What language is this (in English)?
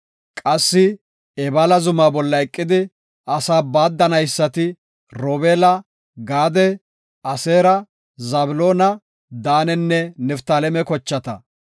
Gofa